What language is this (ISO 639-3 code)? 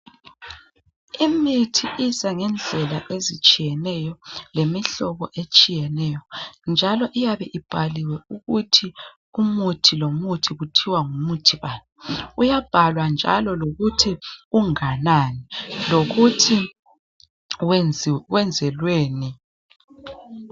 nde